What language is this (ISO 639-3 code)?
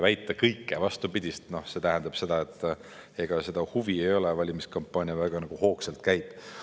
est